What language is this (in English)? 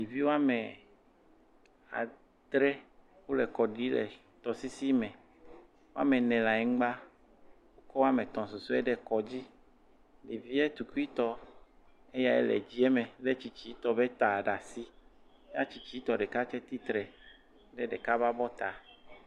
Ewe